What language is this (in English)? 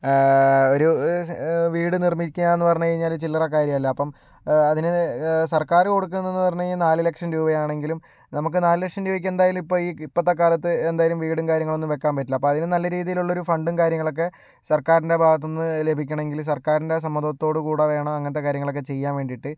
Malayalam